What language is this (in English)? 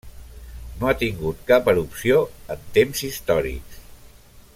Catalan